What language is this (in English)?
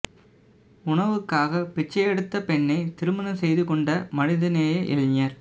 Tamil